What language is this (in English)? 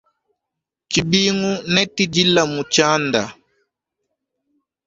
Luba-Lulua